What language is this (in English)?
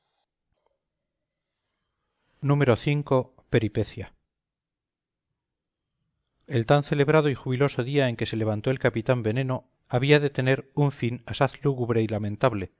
Spanish